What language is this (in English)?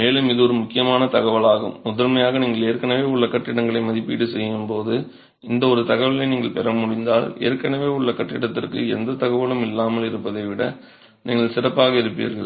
Tamil